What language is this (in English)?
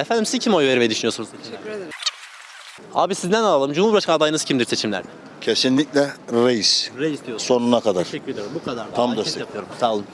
Turkish